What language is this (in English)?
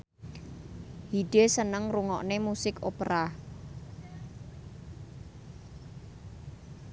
Javanese